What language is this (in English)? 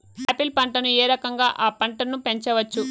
Telugu